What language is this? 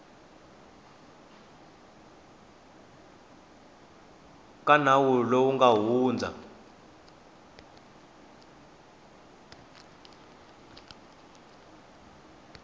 Tsonga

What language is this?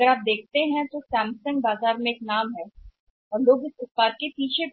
Hindi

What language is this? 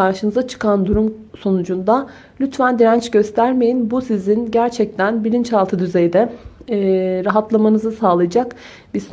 Turkish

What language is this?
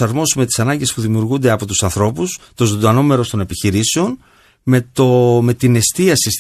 Greek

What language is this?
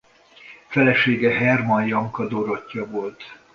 Hungarian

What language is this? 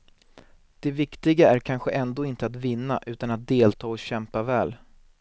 Swedish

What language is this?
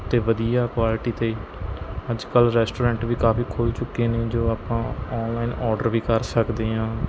Punjabi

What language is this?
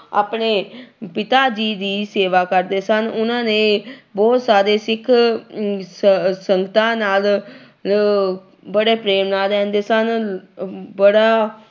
Punjabi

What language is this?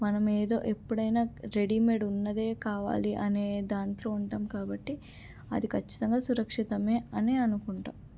Telugu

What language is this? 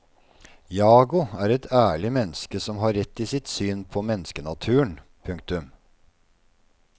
Norwegian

